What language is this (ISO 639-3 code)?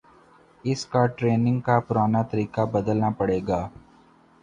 urd